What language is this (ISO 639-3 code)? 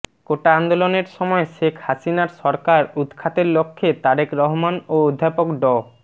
ben